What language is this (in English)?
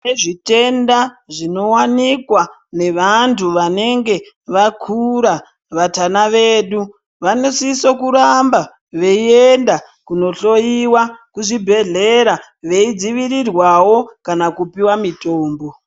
Ndau